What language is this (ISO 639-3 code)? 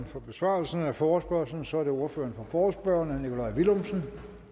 dan